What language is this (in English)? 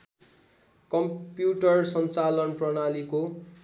Nepali